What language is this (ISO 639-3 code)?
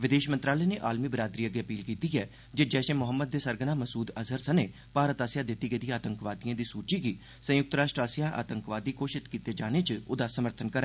doi